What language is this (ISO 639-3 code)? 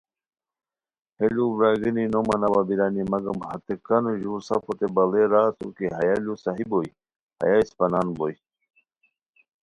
khw